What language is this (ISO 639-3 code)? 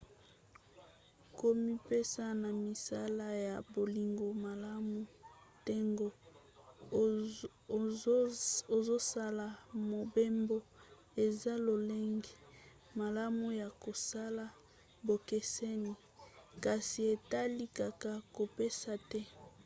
lin